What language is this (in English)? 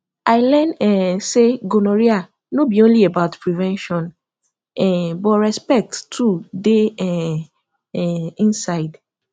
Nigerian Pidgin